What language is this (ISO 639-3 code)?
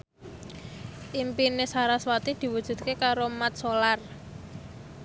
jav